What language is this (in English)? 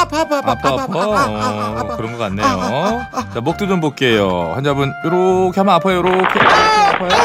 Korean